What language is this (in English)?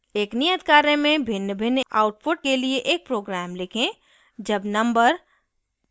Hindi